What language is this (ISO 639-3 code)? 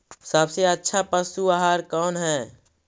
mag